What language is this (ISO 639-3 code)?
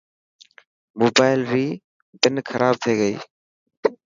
mki